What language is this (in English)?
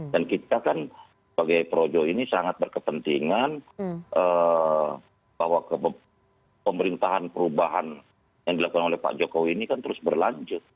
Indonesian